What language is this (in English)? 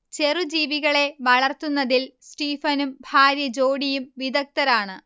Malayalam